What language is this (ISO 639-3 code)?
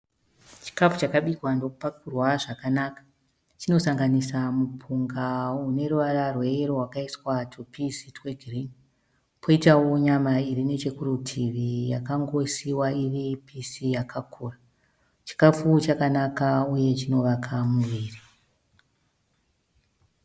sna